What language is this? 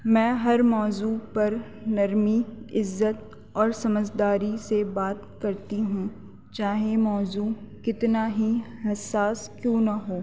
Urdu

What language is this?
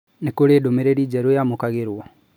Kikuyu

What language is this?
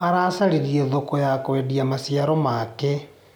Kikuyu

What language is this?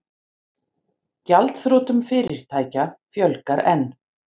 Icelandic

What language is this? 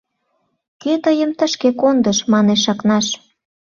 Mari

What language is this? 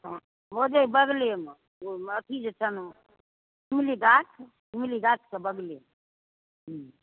Maithili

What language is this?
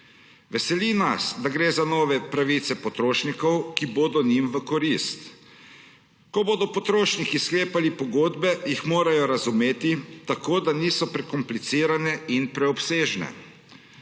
Slovenian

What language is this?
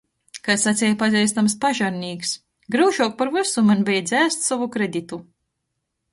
Latgalian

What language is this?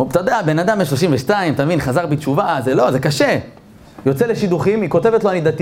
Hebrew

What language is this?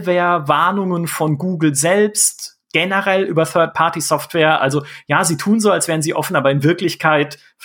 German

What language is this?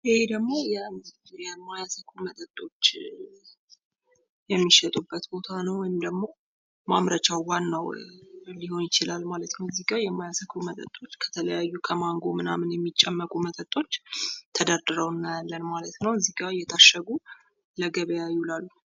Amharic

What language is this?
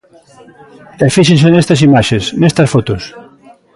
Galician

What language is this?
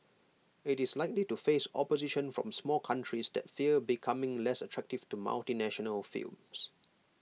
English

